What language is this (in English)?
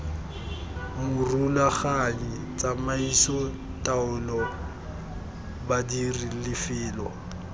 Tswana